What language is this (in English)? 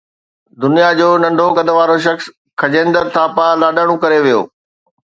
Sindhi